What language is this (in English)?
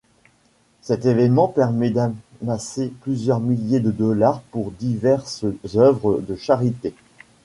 French